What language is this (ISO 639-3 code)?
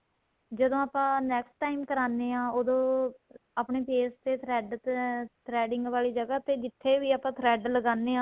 pan